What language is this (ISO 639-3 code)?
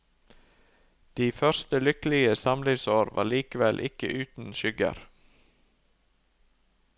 nor